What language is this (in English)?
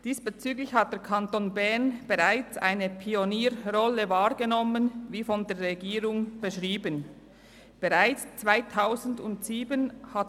Swiss German